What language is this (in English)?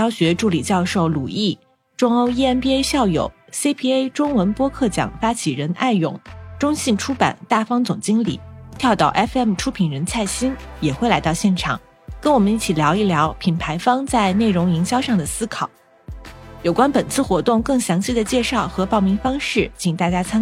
Chinese